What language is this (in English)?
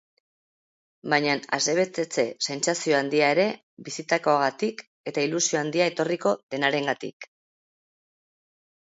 Basque